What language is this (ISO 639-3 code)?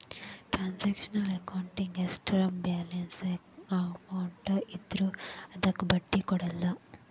kan